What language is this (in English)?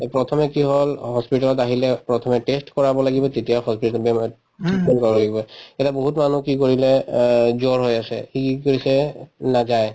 Assamese